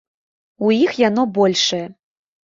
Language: Belarusian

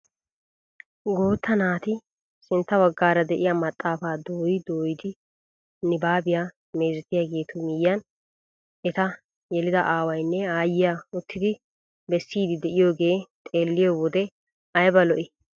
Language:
Wolaytta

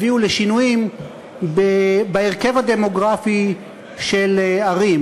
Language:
Hebrew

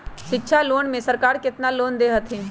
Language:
Magahi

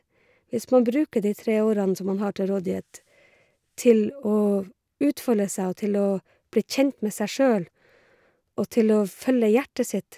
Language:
Norwegian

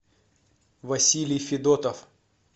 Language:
Russian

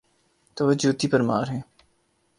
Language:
Urdu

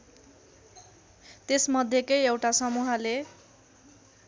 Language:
Nepali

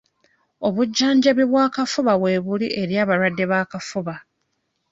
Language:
Ganda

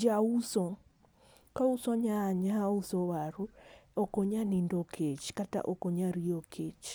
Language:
Luo (Kenya and Tanzania)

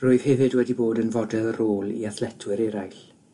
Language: Welsh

